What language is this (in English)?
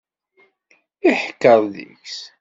Kabyle